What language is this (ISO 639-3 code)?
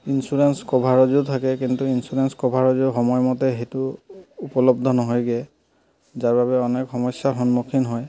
asm